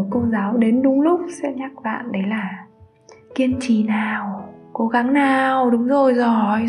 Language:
Vietnamese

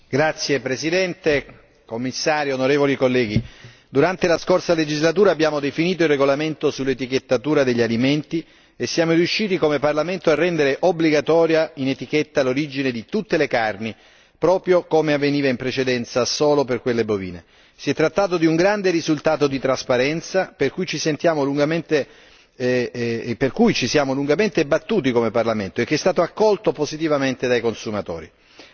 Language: Italian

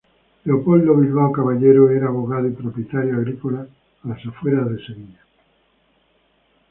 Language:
Spanish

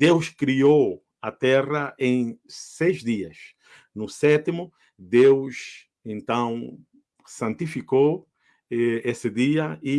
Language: Portuguese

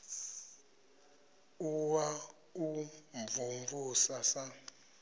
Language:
Venda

